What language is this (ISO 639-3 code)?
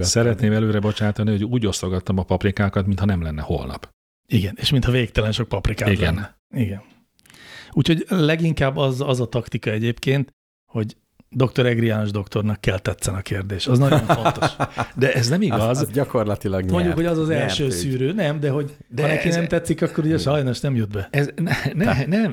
hun